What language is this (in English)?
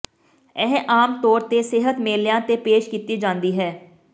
Punjabi